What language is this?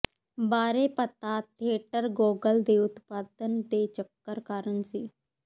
Punjabi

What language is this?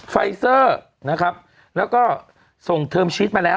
Thai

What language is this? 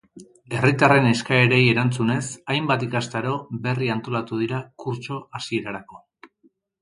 Basque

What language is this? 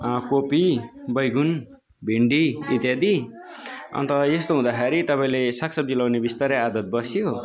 Nepali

